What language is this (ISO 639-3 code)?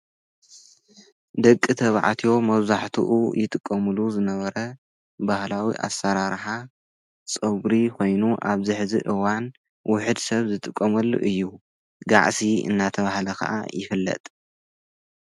tir